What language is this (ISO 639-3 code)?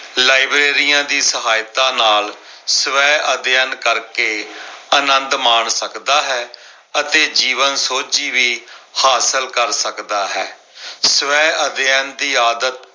pan